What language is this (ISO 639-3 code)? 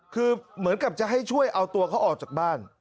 tha